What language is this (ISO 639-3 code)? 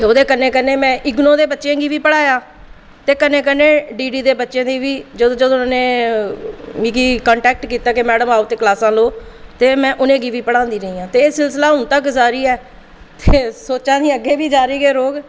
doi